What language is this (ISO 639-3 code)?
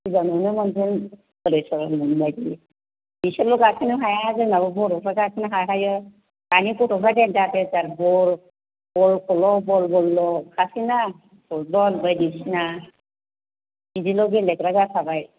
brx